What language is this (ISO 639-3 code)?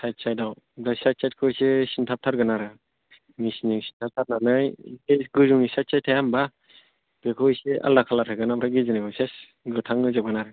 brx